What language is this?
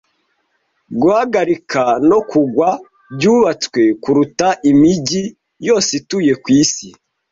Kinyarwanda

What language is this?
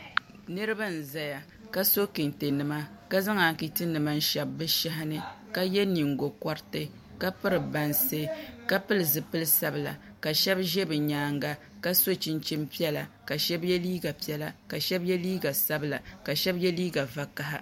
Dagbani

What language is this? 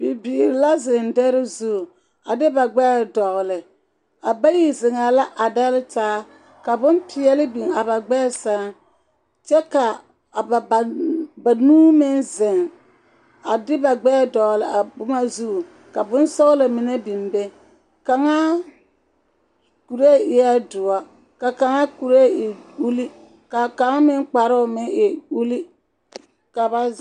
Southern Dagaare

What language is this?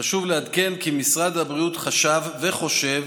Hebrew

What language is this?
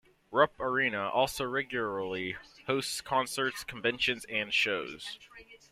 English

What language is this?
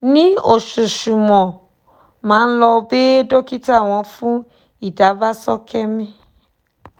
Yoruba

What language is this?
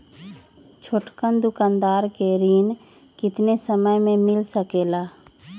Magahi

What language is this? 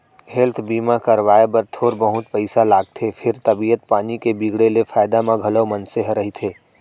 Chhattisgarhi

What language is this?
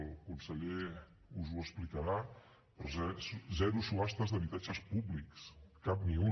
Catalan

